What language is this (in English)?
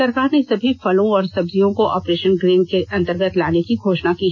Hindi